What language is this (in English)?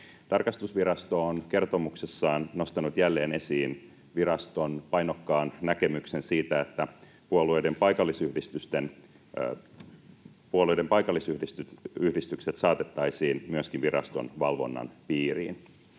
Finnish